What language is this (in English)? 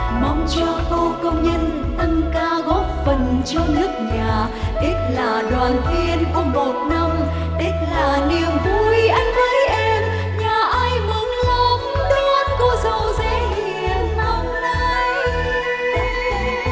Vietnamese